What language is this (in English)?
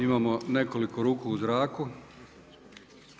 Croatian